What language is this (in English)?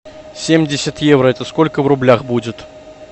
Russian